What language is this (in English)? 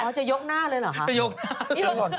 Thai